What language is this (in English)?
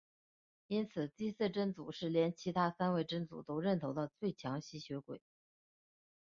Chinese